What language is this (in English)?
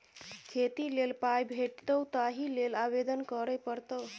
Maithili